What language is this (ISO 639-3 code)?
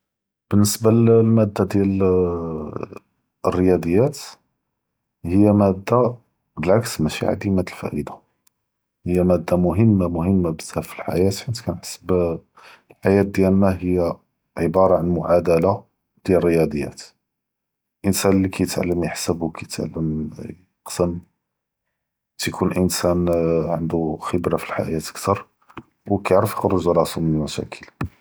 jrb